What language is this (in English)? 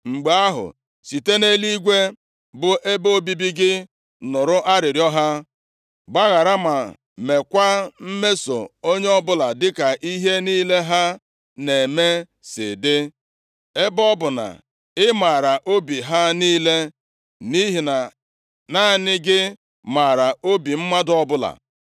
Igbo